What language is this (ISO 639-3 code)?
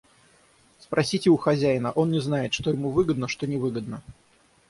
rus